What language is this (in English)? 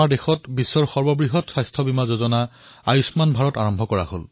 Assamese